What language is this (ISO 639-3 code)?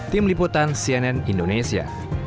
ind